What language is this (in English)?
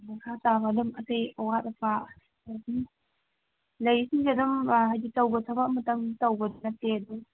Manipuri